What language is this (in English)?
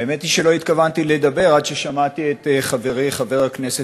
Hebrew